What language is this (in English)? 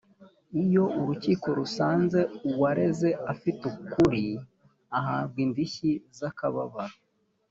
Kinyarwanda